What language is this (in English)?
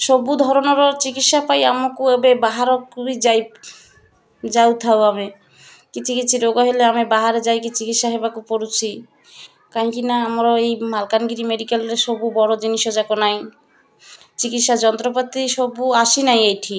Odia